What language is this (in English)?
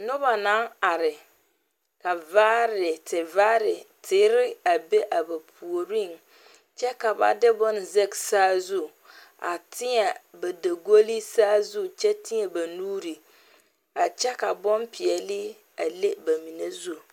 Southern Dagaare